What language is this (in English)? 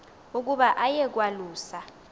Xhosa